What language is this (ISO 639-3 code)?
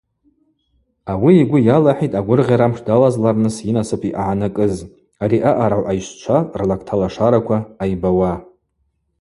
abq